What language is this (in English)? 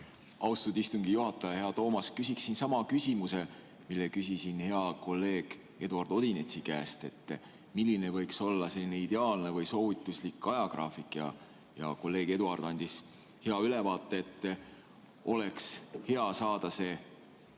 Estonian